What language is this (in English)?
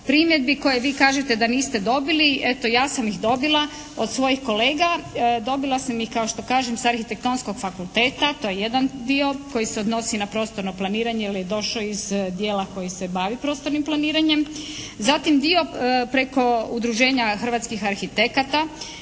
Croatian